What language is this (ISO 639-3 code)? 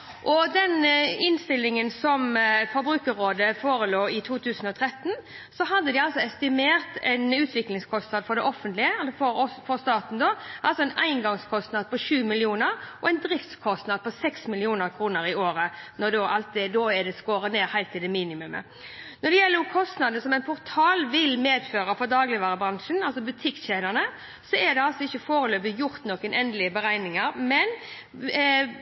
nob